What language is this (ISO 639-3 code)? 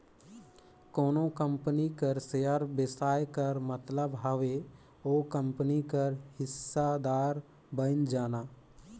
hne